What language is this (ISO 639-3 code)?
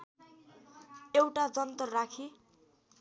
nep